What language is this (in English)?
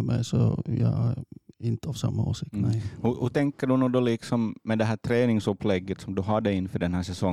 Swedish